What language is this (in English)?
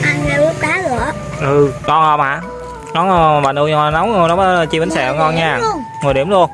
Vietnamese